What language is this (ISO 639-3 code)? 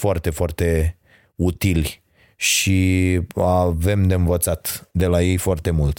ron